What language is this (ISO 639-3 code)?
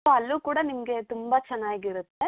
kan